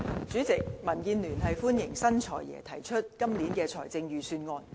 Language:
Cantonese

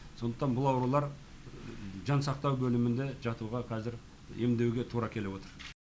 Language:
Kazakh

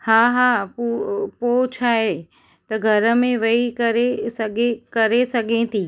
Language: Sindhi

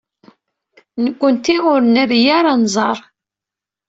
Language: Kabyle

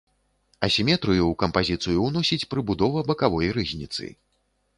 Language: Belarusian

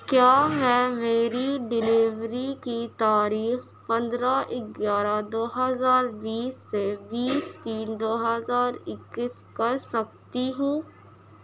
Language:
Urdu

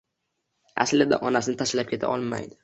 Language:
Uzbek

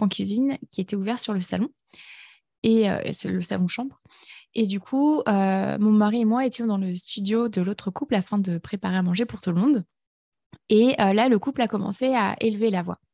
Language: French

